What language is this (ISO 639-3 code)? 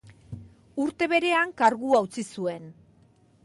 eus